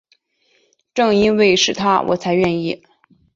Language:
Chinese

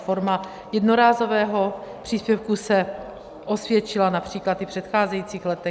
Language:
Czech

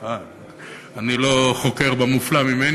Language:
Hebrew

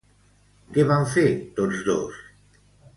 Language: Catalan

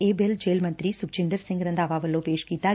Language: Punjabi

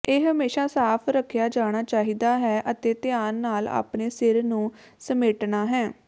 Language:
Punjabi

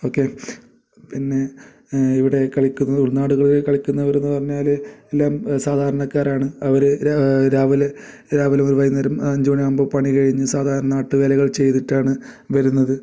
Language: Malayalam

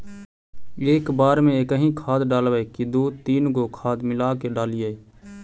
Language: Magahi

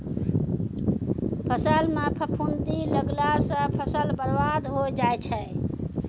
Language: Maithili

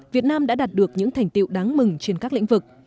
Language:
Vietnamese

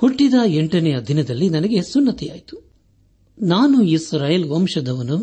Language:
Kannada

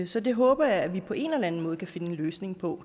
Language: Danish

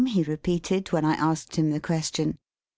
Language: English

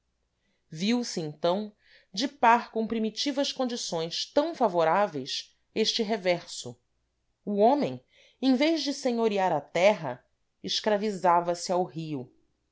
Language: Portuguese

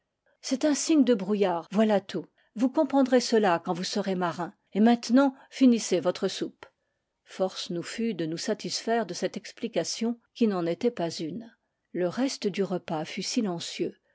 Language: French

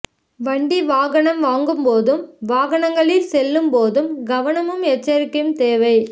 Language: Tamil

